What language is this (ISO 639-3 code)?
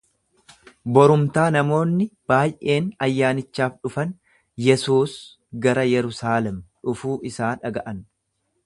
orm